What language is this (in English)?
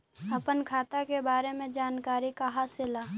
Magahi